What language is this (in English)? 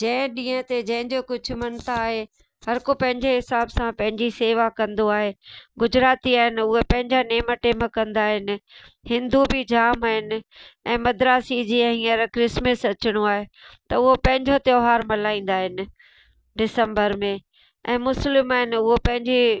Sindhi